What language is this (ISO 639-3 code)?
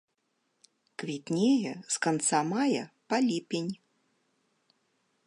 bel